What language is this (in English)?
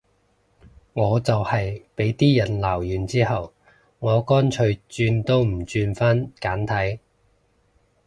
Cantonese